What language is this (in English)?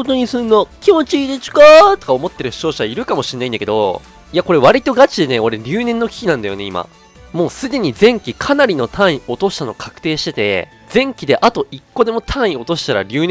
Japanese